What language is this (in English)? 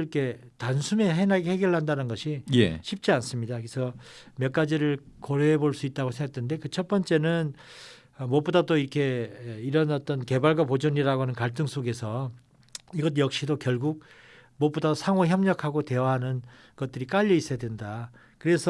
Korean